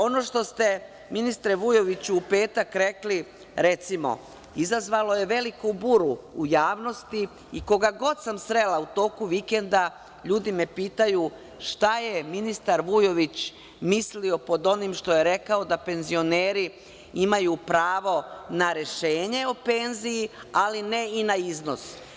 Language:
Serbian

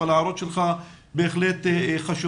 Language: Hebrew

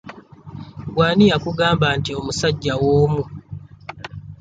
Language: Ganda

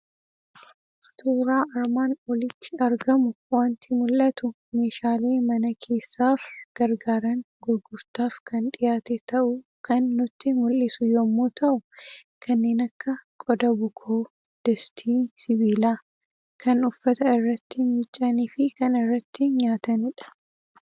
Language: Oromo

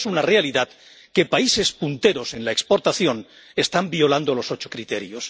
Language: Spanish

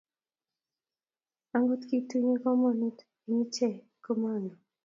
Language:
Kalenjin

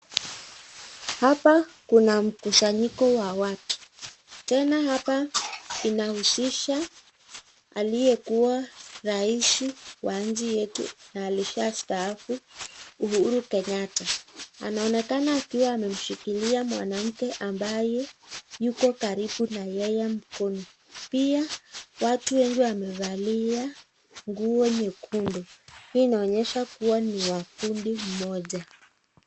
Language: Swahili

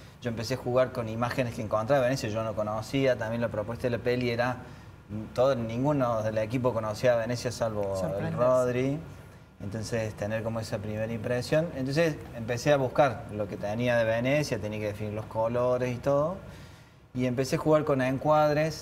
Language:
Spanish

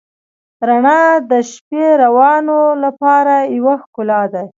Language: Pashto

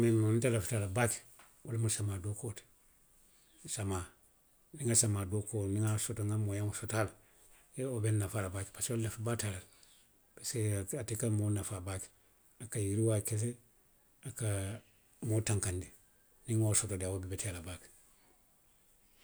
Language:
Western Maninkakan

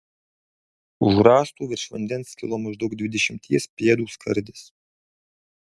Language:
Lithuanian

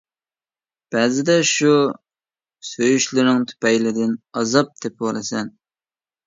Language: Uyghur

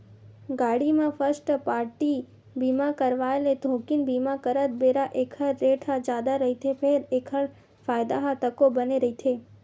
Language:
Chhattisgarhi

